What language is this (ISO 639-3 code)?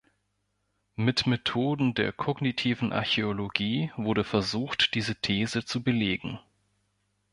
deu